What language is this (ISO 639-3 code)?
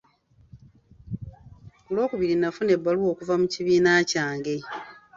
lug